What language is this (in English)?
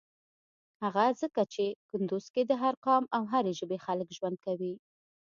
Pashto